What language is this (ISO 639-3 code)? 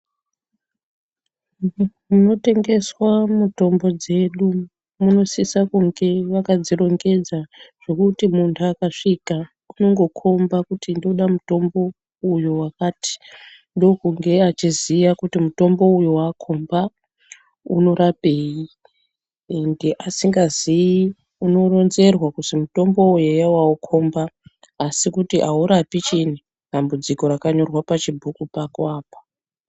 ndc